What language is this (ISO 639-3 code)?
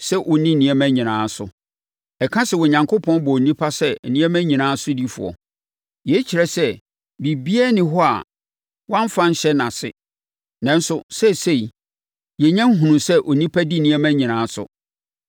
aka